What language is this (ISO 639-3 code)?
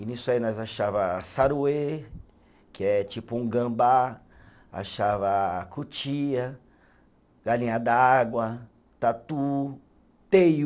por